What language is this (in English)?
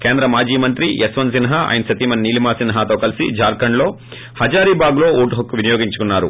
Telugu